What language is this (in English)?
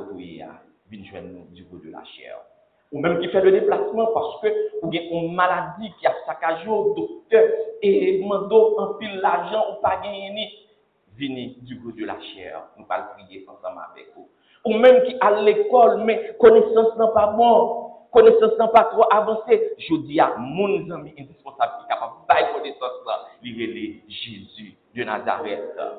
French